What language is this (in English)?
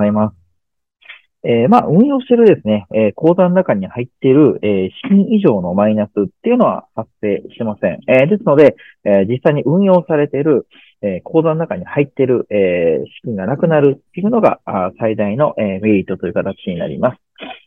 Japanese